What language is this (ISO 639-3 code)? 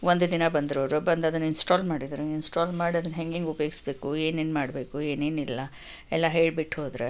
kan